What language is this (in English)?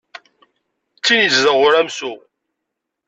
Kabyle